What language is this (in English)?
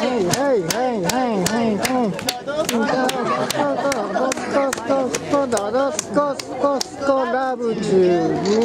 Japanese